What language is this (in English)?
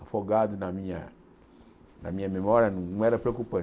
Portuguese